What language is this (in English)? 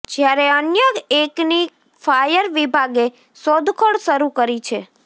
Gujarati